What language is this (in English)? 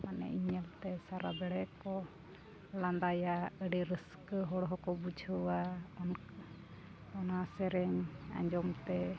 Santali